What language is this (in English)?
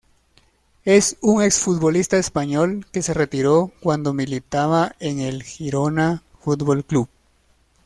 Spanish